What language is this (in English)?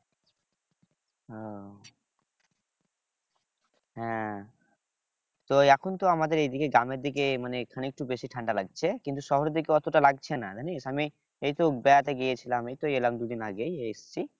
Bangla